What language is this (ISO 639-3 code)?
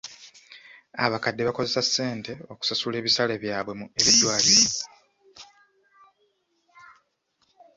lug